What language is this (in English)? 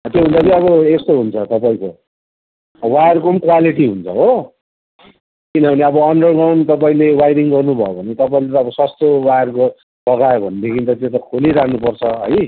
Nepali